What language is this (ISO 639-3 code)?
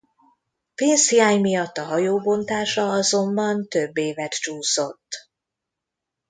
hun